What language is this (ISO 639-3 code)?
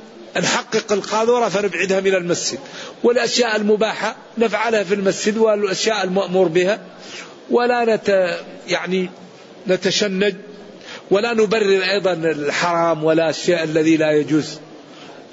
ara